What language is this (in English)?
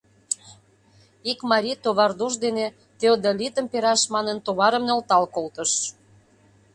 Mari